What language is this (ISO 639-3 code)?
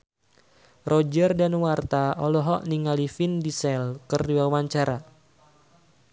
sun